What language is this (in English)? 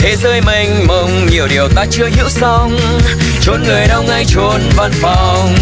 Vietnamese